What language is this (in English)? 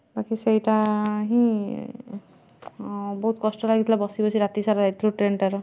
Odia